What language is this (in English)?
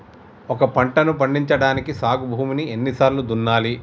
Telugu